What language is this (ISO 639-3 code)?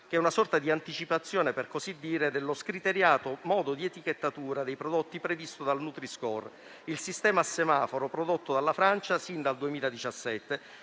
ita